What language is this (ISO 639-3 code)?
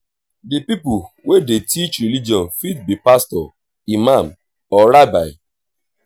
pcm